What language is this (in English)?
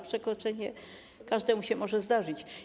Polish